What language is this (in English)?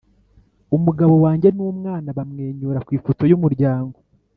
Kinyarwanda